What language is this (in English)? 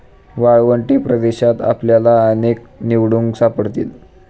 Marathi